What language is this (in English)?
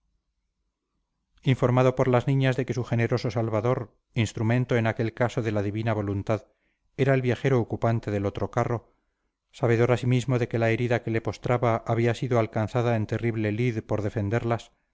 Spanish